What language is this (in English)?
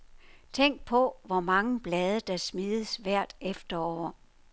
Danish